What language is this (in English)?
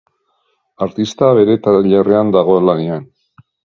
Basque